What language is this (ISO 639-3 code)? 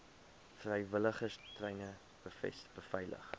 afr